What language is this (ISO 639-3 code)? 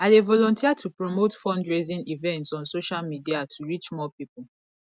pcm